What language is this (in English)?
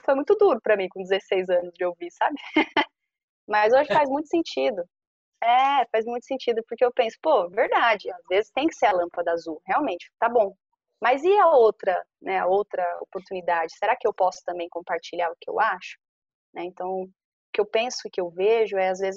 Portuguese